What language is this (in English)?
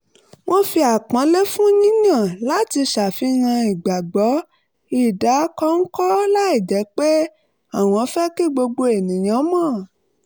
Yoruba